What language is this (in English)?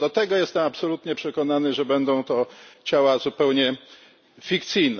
Polish